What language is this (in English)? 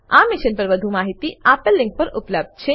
Gujarati